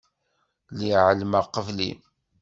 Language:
Kabyle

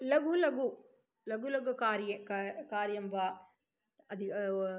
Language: Sanskrit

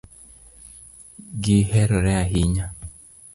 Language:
Luo (Kenya and Tanzania)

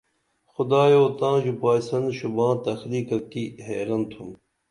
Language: Dameli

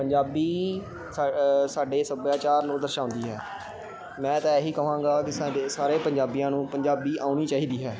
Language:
Punjabi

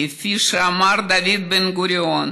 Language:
Hebrew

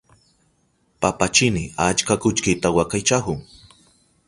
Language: Southern Pastaza Quechua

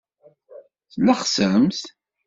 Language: Kabyle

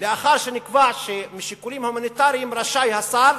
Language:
Hebrew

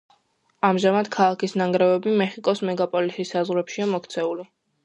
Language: Georgian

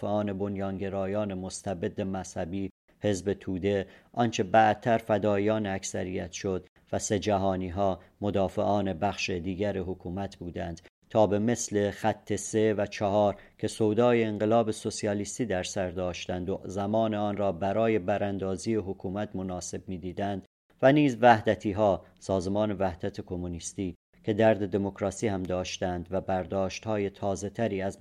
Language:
Persian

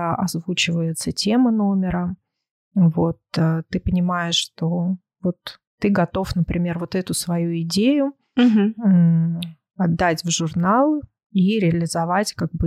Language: Russian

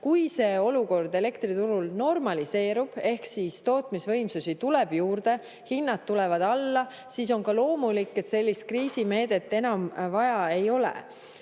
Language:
Estonian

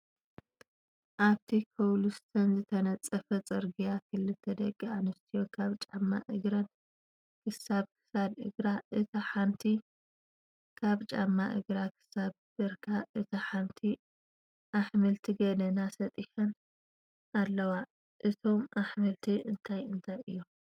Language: Tigrinya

